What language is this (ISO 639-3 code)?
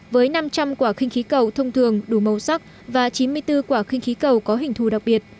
vie